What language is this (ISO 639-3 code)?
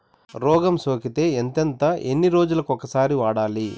tel